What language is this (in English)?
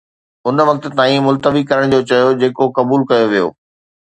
Sindhi